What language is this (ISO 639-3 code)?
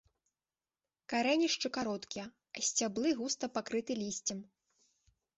bel